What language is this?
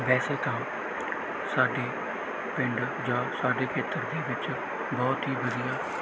Punjabi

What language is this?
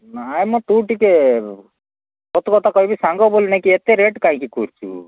Odia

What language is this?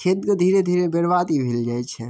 Maithili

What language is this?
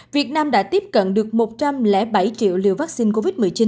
Vietnamese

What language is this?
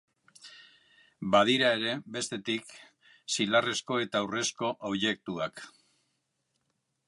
Basque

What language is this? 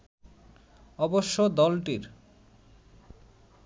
Bangla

